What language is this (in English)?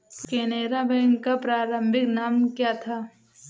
Hindi